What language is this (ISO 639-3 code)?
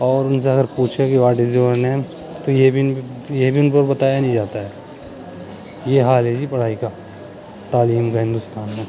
urd